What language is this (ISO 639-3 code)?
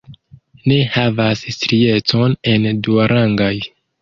epo